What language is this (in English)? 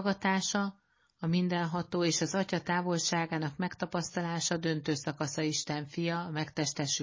Hungarian